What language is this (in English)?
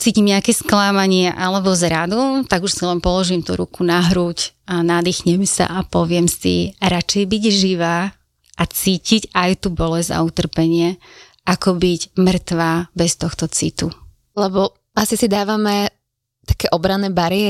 Slovak